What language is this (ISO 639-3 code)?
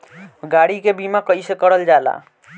bho